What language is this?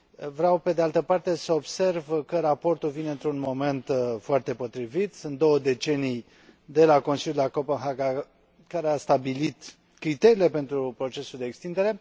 Romanian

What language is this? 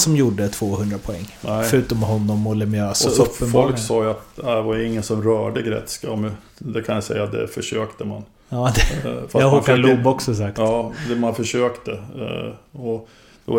Swedish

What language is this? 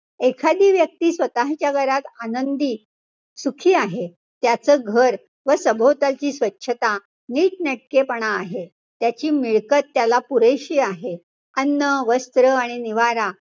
Marathi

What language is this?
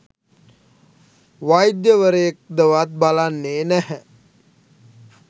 Sinhala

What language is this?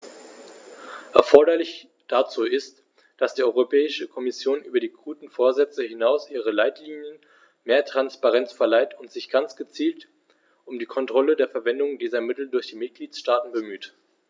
German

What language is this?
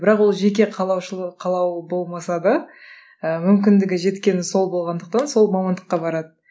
Kazakh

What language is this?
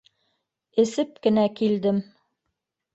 Bashkir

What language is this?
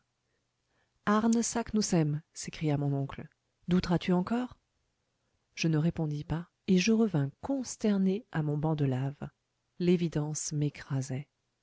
French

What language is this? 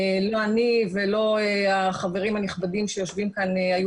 Hebrew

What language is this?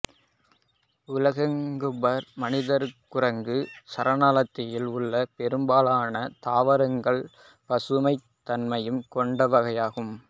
Tamil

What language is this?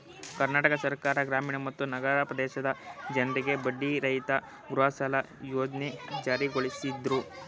Kannada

